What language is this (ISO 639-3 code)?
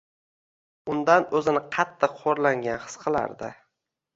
uzb